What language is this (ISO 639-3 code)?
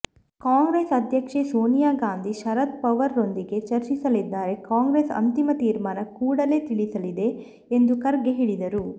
kan